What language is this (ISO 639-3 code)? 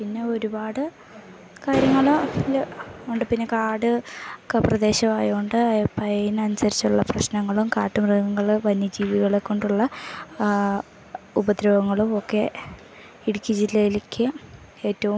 mal